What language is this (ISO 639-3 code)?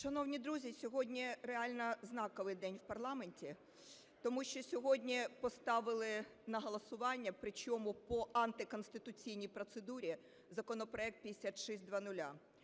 ukr